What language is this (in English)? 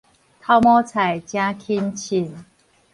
Min Nan Chinese